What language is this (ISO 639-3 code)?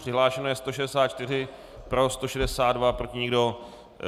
ces